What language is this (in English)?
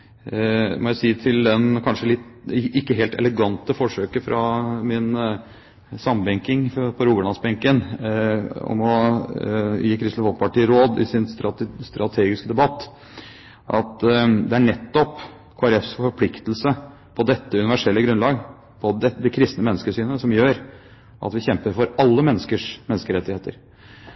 Norwegian Bokmål